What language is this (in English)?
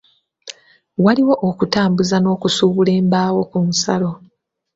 Ganda